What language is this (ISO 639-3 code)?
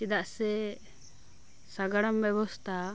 sat